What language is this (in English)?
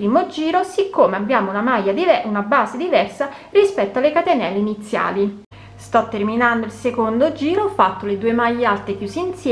Italian